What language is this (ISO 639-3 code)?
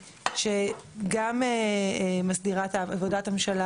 heb